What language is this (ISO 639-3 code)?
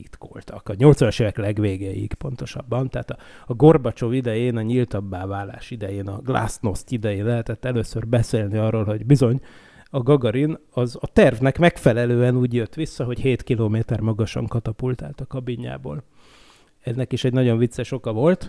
hun